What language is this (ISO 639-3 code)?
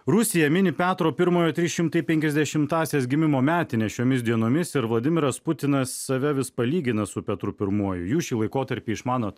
lit